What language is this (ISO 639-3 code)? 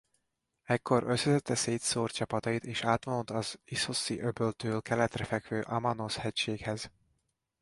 hun